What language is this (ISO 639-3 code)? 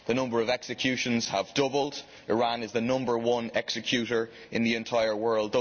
eng